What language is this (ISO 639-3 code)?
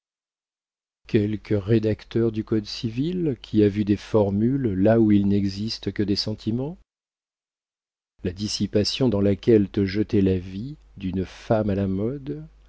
fra